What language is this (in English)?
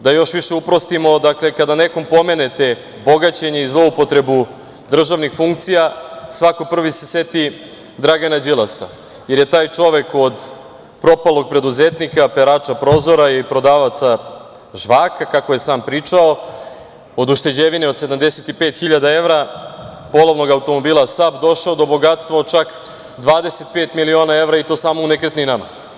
Serbian